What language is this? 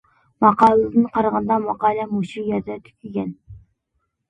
Uyghur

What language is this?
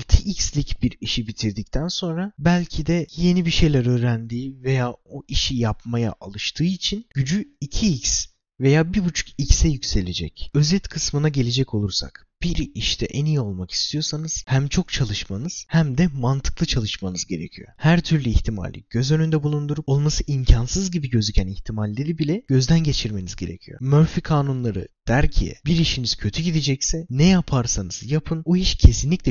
Turkish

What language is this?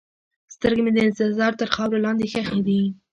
Pashto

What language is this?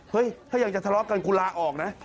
Thai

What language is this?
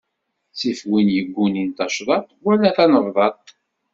Kabyle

